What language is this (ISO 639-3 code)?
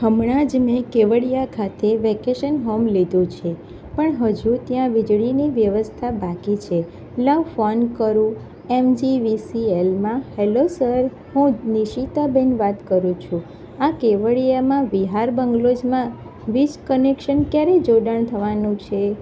guj